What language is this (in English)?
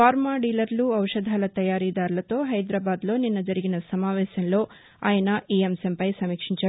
Telugu